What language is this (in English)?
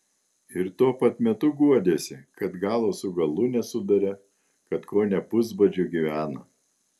Lithuanian